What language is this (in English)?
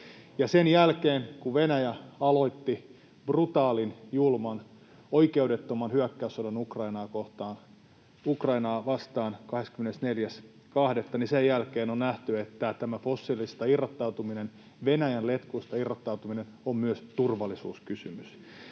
Finnish